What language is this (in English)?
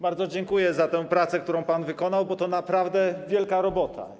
Polish